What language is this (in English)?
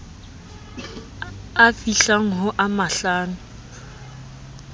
Southern Sotho